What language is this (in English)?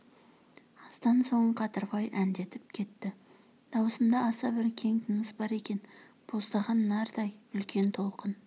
Kazakh